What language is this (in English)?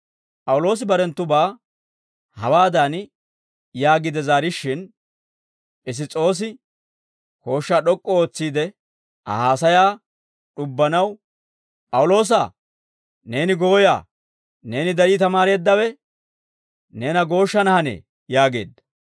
Dawro